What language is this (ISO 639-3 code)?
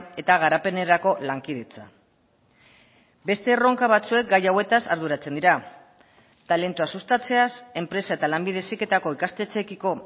eus